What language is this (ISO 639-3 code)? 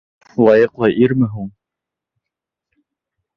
bak